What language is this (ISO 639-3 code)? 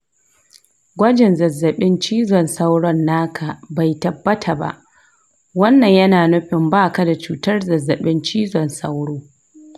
hau